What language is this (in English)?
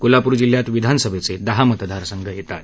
Marathi